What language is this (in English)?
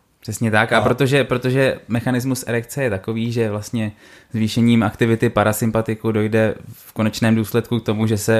Czech